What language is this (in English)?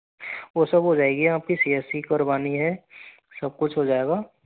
Hindi